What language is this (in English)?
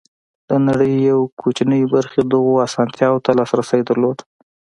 Pashto